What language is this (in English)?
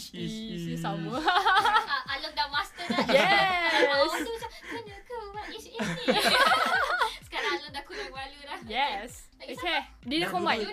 Malay